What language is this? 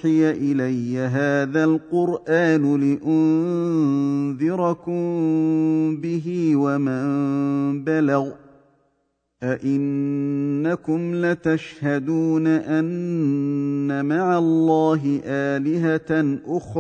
Arabic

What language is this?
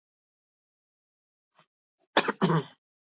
Basque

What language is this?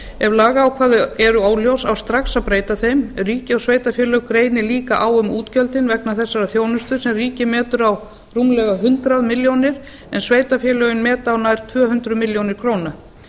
Icelandic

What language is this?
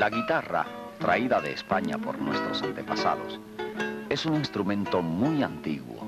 Spanish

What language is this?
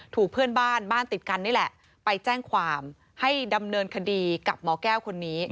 Thai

